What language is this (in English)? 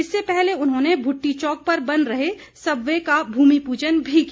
Hindi